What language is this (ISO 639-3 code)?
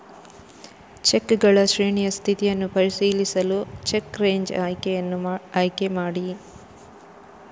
kan